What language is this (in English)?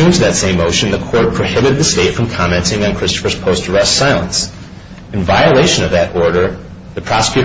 English